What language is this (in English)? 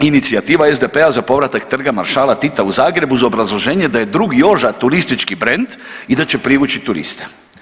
Croatian